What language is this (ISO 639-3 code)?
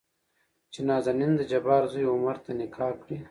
pus